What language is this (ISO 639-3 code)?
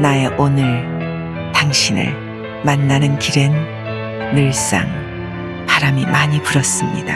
kor